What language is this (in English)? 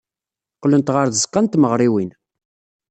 Kabyle